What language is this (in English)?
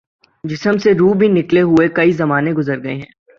Urdu